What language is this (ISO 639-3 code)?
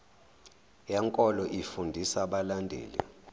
zul